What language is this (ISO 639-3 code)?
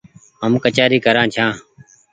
gig